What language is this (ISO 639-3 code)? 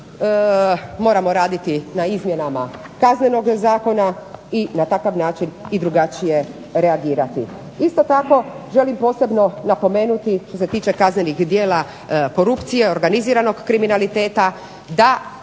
hrv